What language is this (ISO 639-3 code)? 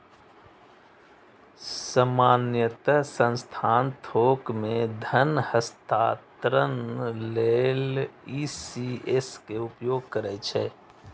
mai